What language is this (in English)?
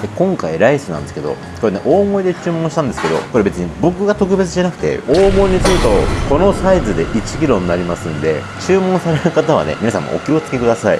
Japanese